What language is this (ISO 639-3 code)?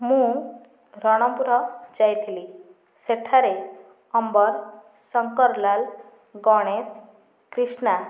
ori